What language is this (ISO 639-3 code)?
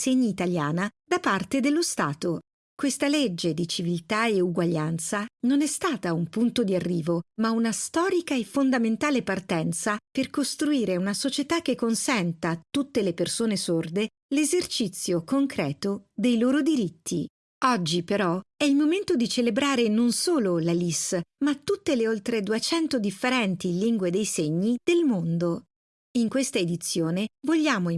ita